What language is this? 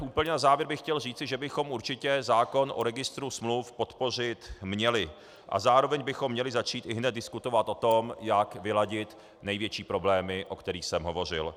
Czech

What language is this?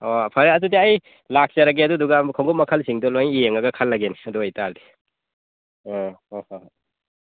Manipuri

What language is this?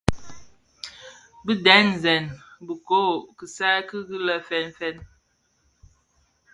Bafia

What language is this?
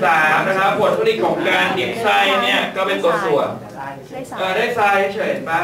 Thai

